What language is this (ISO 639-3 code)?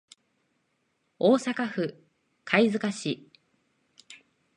jpn